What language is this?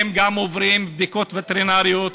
Hebrew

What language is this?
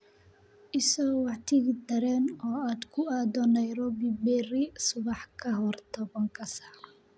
Somali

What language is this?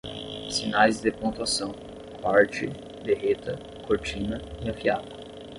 Portuguese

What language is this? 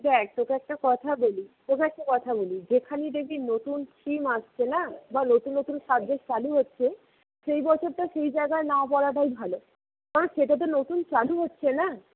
Bangla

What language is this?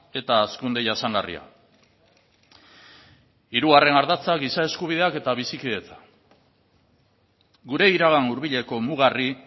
Basque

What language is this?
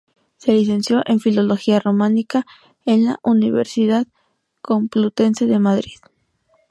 Spanish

